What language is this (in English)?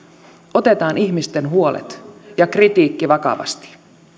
Finnish